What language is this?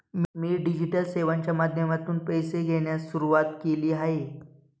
Marathi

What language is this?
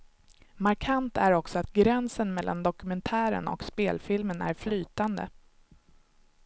Swedish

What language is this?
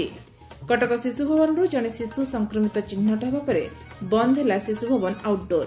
Odia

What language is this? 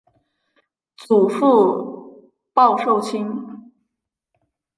Chinese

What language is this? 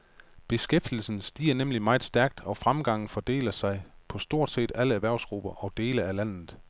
Danish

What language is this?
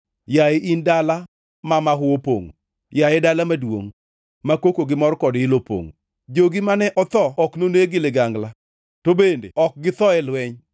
Luo (Kenya and Tanzania)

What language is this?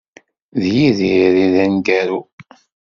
Kabyle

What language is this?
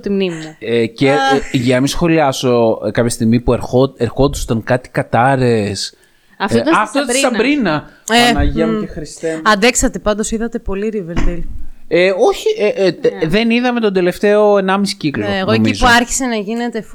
Greek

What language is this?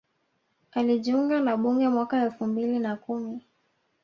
Swahili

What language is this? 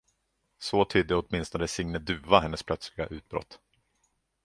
Swedish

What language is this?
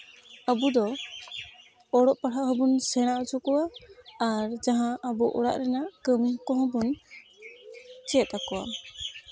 Santali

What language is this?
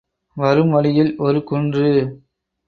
Tamil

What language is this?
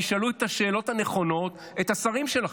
Hebrew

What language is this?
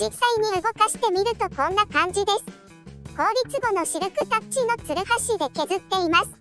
Japanese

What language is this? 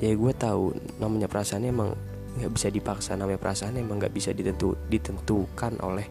Indonesian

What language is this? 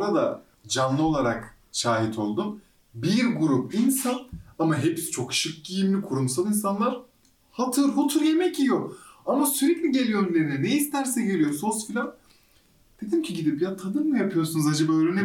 Turkish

